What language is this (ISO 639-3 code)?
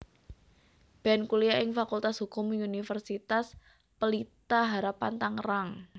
jav